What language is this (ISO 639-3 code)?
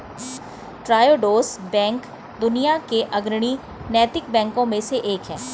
hin